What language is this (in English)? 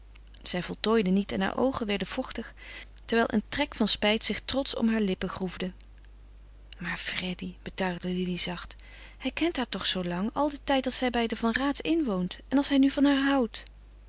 Dutch